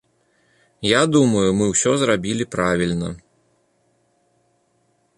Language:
Belarusian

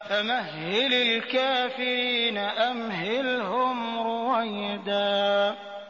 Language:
Arabic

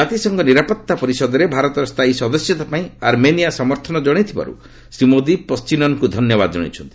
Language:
Odia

